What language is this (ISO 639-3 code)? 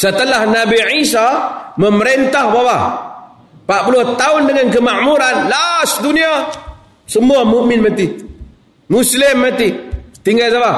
msa